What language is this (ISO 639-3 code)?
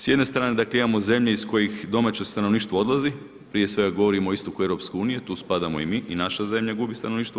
hrv